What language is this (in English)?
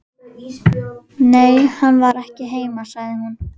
Icelandic